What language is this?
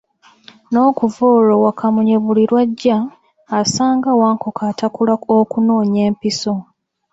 Ganda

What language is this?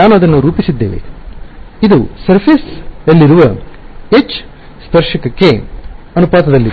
Kannada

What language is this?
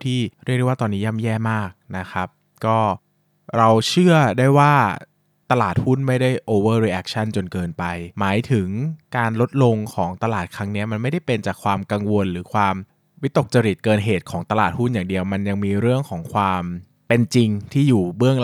Thai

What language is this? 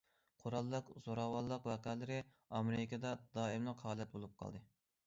Uyghur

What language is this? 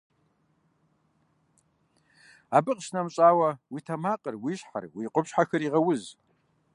Kabardian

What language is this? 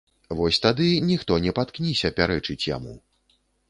Belarusian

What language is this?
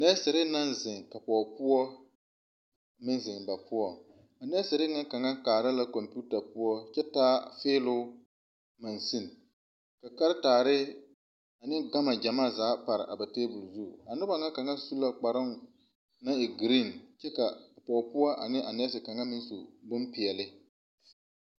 Southern Dagaare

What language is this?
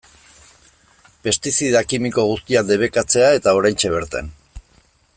Basque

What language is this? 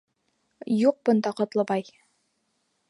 Bashkir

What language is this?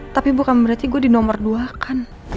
Indonesian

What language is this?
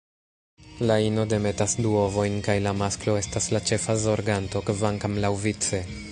Esperanto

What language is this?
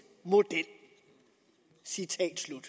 Danish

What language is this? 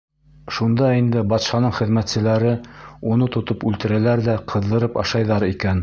Bashkir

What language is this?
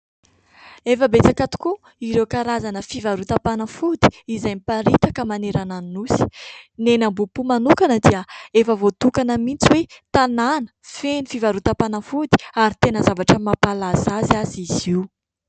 Malagasy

